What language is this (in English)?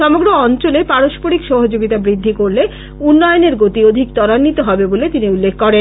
Bangla